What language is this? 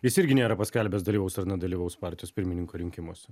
Lithuanian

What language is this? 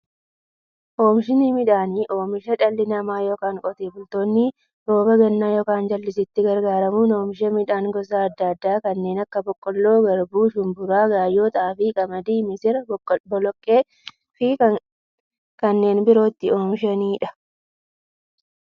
Oromo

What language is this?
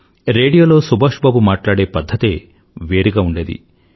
Telugu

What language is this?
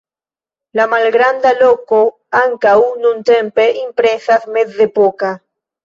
Esperanto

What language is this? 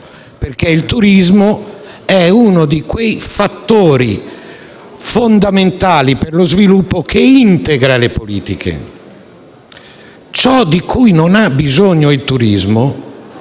Italian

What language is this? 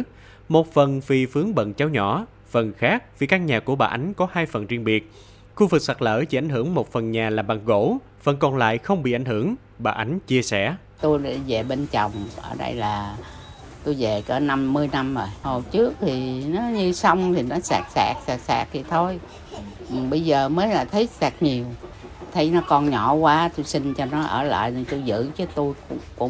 Vietnamese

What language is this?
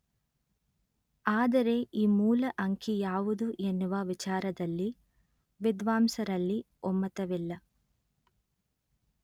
Kannada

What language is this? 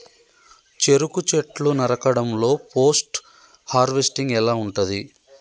Telugu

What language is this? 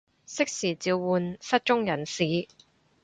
Cantonese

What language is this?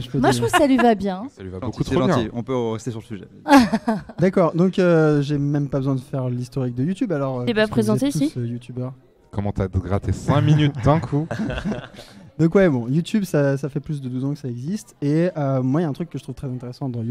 French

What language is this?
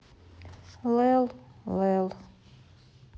Russian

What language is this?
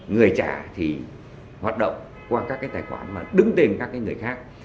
Vietnamese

